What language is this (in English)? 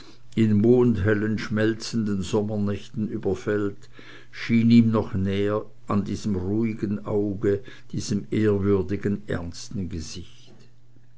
German